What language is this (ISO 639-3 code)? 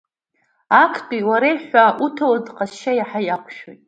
abk